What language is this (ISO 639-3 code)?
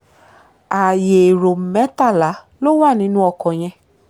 yor